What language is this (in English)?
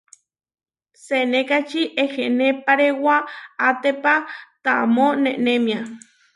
Huarijio